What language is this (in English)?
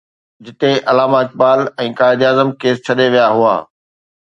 Sindhi